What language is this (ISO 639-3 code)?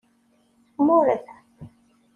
kab